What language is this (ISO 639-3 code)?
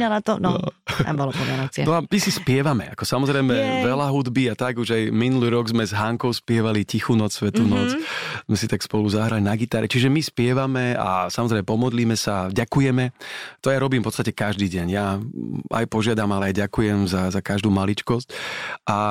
slk